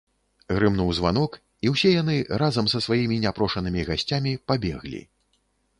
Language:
Belarusian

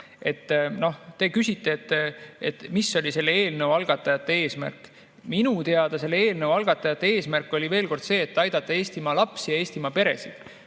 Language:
Estonian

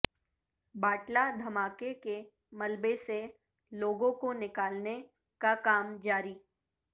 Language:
Urdu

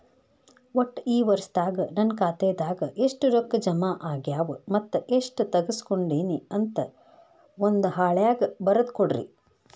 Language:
Kannada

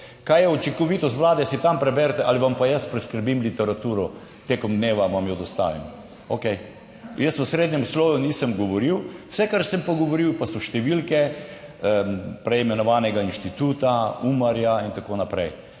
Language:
Slovenian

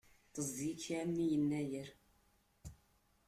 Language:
Kabyle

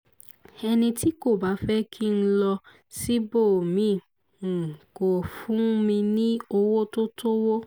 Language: Yoruba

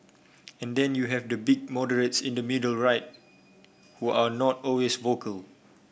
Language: English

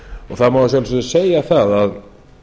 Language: Icelandic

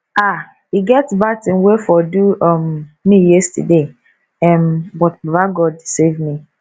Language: Nigerian Pidgin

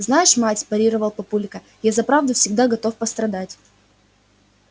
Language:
Russian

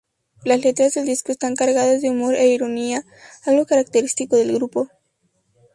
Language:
Spanish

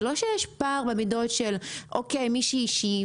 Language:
Hebrew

